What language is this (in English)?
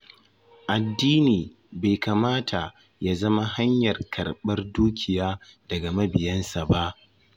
Hausa